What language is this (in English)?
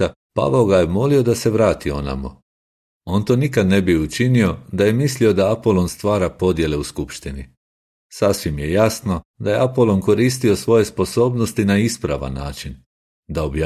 Croatian